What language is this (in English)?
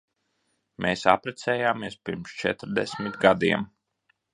Latvian